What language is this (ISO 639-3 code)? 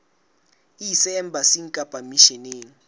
sot